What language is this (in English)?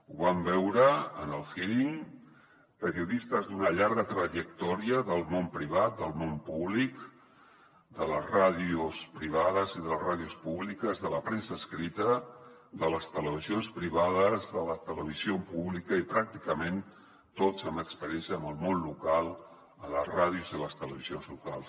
Catalan